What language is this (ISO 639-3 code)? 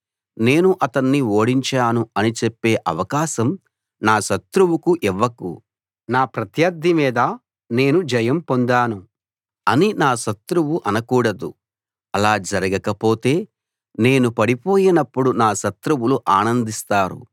tel